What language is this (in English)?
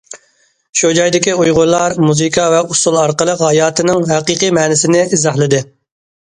Uyghur